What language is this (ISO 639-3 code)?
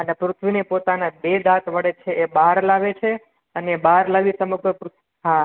guj